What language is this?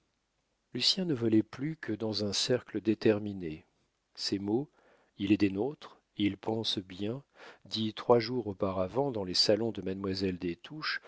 French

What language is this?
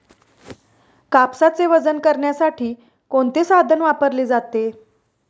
Marathi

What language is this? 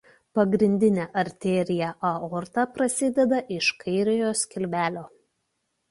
Lithuanian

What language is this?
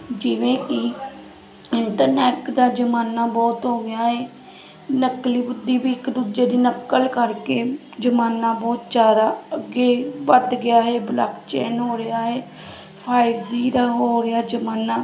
Punjabi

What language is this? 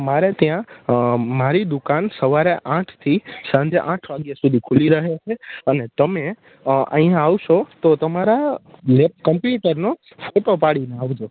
Gujarati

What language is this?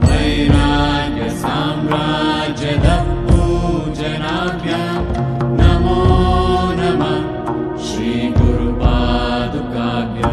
Indonesian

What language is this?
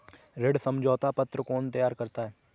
Hindi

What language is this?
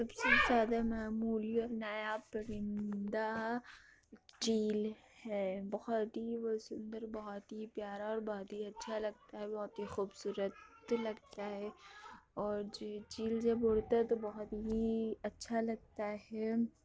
Urdu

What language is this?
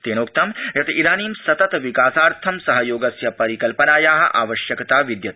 Sanskrit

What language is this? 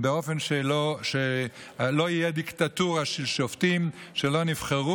Hebrew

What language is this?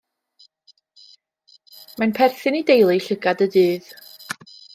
Welsh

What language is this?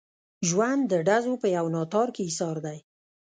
Pashto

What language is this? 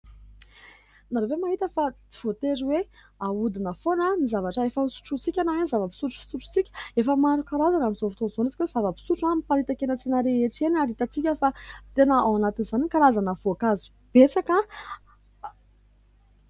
Malagasy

